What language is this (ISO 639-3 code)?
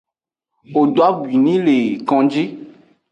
ajg